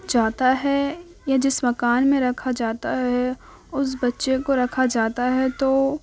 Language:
Urdu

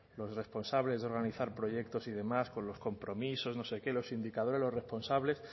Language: Spanish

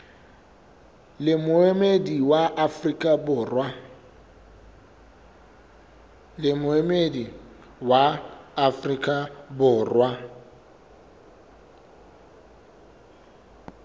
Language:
Southern Sotho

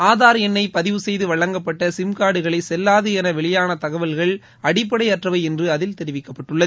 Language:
Tamil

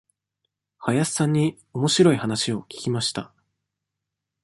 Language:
Japanese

